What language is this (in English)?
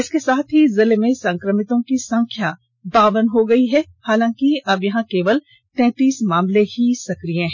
Hindi